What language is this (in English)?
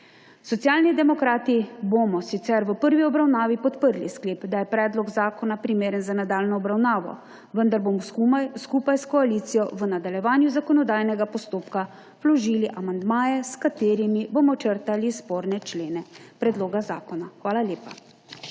Slovenian